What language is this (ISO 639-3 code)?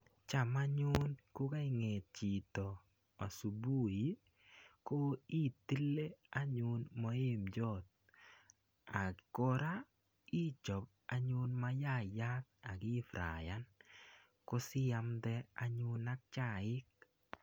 kln